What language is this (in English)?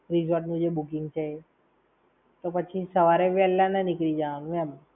Gujarati